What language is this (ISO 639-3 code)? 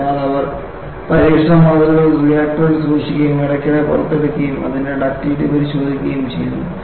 mal